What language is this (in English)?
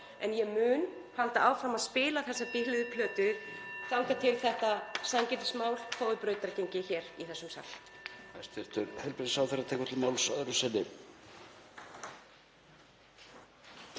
Icelandic